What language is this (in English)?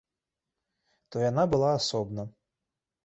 Belarusian